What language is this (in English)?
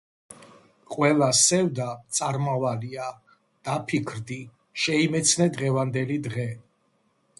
Georgian